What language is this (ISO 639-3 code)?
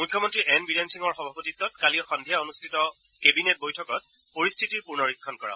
asm